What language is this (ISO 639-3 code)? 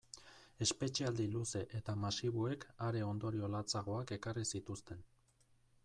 eus